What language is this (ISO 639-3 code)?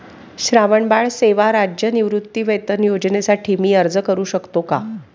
mar